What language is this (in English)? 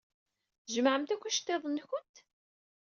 Kabyle